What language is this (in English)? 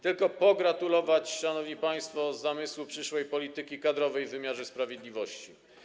Polish